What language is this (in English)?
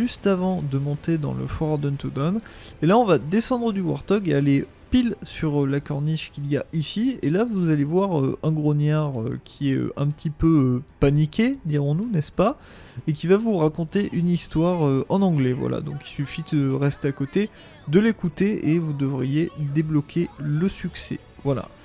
French